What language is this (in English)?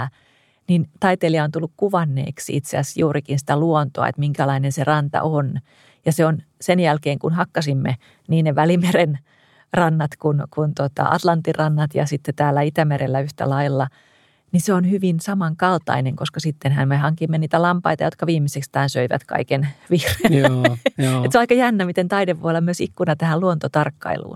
Finnish